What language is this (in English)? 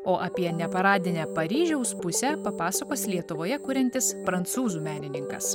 Lithuanian